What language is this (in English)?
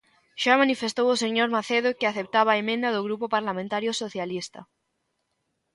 Galician